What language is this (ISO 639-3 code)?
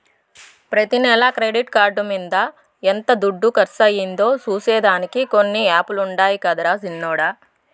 tel